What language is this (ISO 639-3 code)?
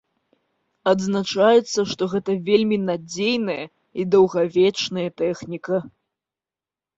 bel